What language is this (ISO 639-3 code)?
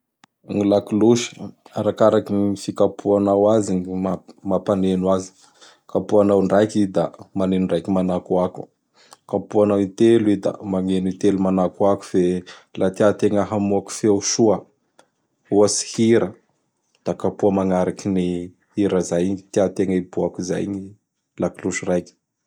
bhr